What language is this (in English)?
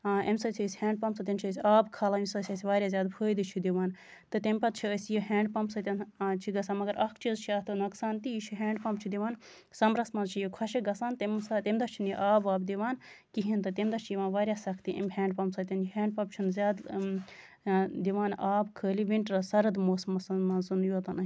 Kashmiri